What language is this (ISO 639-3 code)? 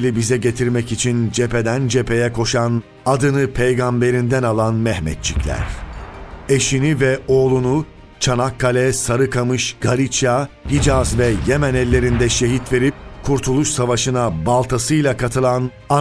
tur